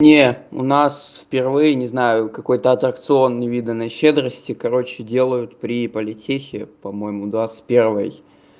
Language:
Russian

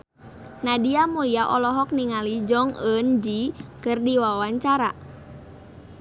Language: Sundanese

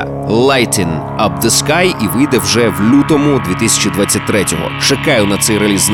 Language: Ukrainian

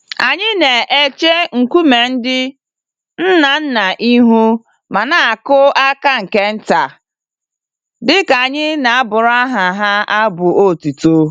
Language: Igbo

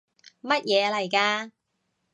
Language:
Cantonese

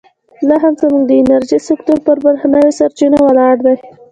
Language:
Pashto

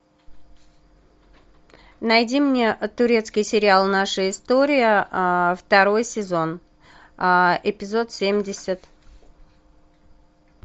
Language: Russian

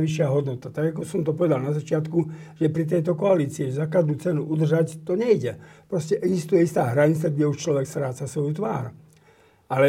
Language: Slovak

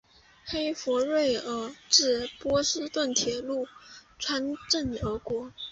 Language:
Chinese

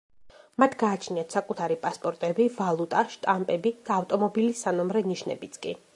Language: Georgian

